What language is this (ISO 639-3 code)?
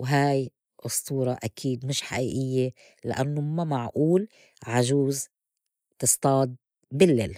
apc